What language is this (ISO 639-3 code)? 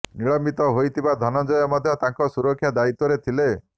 ori